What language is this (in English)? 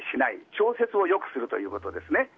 Japanese